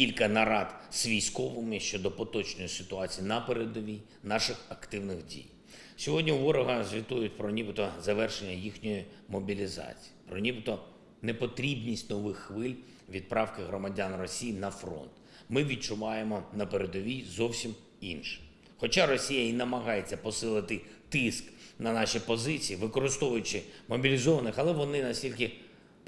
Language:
Ukrainian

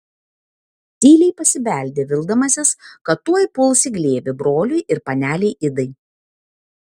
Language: Lithuanian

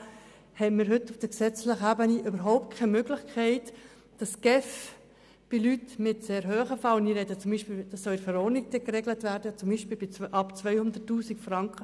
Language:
Swiss German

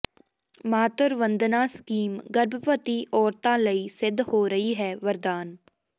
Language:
Punjabi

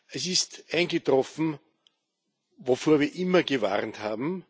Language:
German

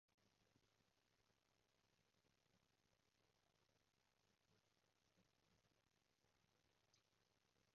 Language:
Cantonese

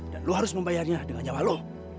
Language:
Indonesian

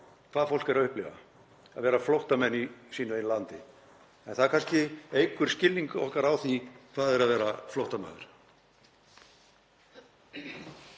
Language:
Icelandic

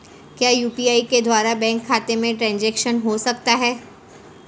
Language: Hindi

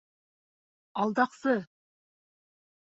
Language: Bashkir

